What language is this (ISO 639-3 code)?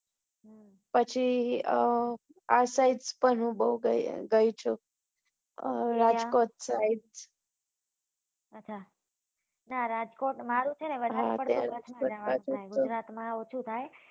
guj